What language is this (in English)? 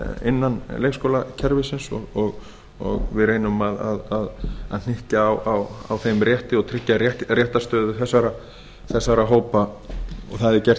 Icelandic